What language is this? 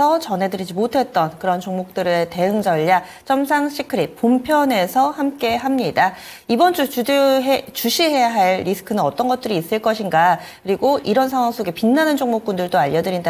Korean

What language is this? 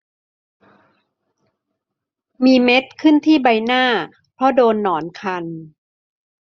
Thai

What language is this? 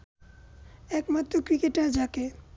Bangla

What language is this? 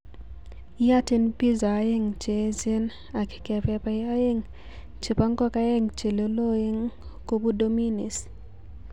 Kalenjin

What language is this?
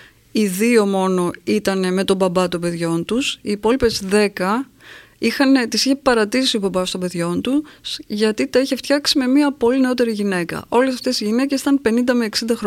Greek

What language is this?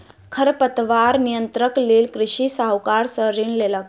Maithili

